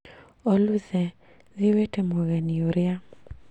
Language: Kikuyu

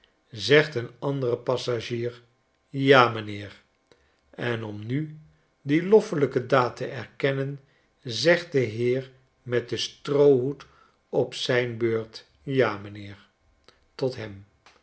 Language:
Dutch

